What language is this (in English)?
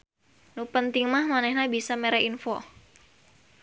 Sundanese